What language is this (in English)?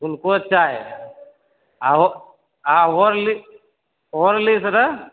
Maithili